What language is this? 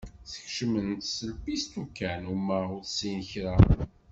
Kabyle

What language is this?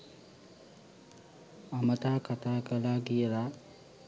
Sinhala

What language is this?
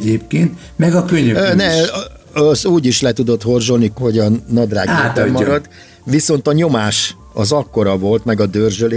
Hungarian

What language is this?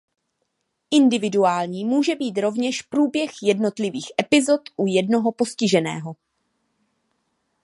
Czech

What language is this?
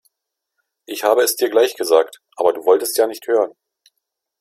German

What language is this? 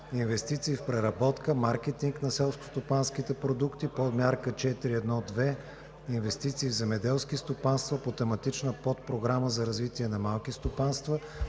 Bulgarian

